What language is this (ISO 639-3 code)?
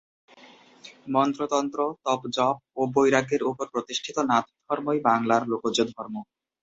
ben